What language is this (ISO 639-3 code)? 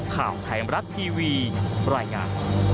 tha